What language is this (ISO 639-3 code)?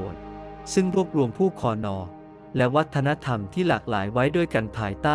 tha